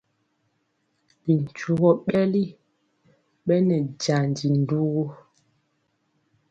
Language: Mpiemo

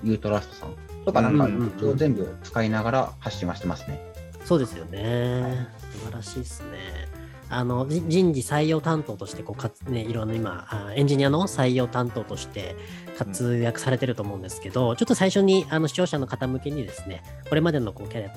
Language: Japanese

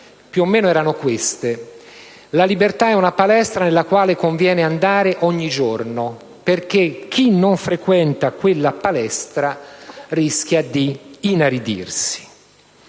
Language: Italian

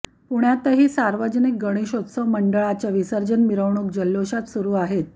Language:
Marathi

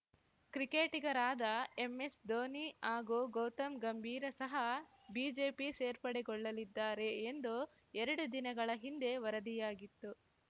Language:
Kannada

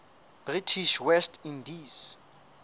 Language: Southern Sotho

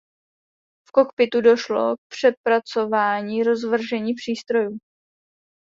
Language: Czech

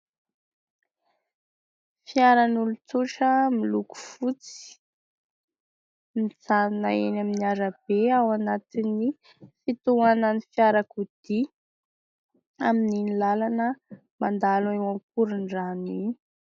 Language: Malagasy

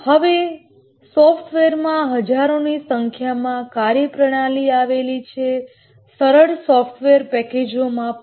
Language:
Gujarati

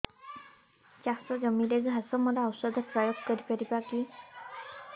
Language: Odia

